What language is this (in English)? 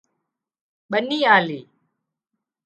Wadiyara Koli